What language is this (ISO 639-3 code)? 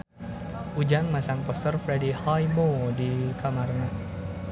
sun